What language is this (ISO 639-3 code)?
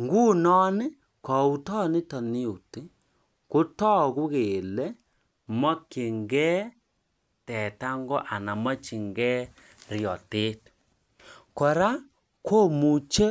kln